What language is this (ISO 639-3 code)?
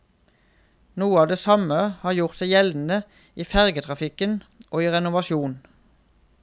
nor